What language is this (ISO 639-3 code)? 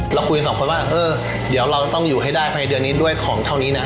tha